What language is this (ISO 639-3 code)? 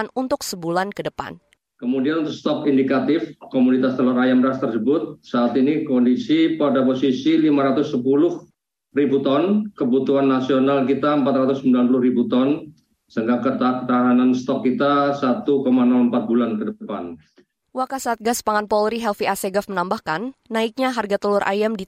ind